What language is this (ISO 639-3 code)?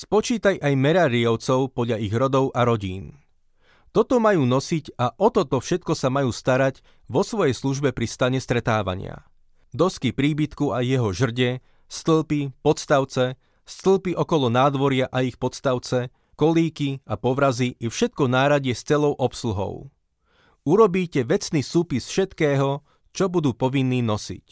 slk